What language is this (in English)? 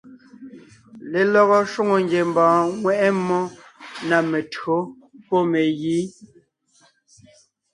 Ngiemboon